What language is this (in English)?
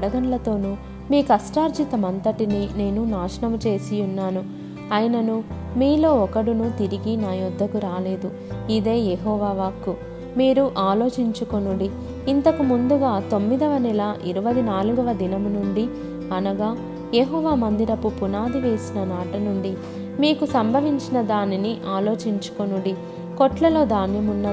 Telugu